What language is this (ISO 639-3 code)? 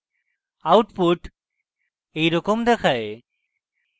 ben